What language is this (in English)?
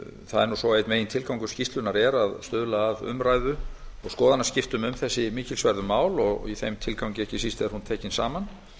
Icelandic